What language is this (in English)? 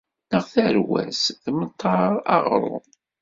Kabyle